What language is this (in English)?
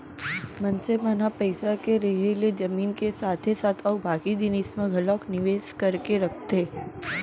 Chhattisgarhi